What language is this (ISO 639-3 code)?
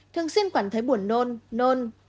vie